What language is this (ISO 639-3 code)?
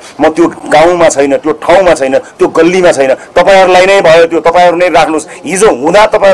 ind